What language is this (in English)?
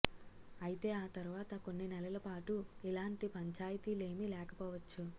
Telugu